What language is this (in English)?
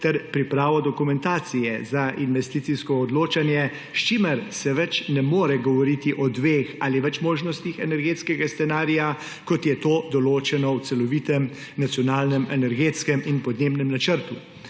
Slovenian